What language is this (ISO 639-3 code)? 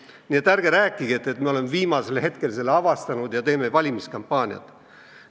est